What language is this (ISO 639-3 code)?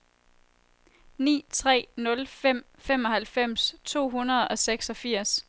dan